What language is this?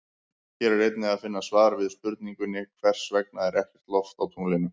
Icelandic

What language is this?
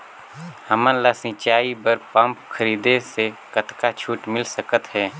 Chhattisgarhi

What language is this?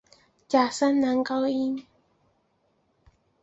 Chinese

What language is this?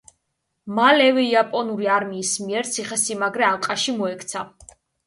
Georgian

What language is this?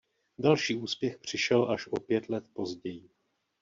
Czech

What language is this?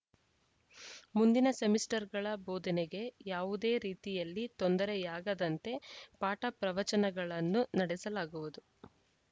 Kannada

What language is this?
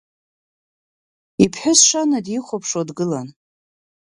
Abkhazian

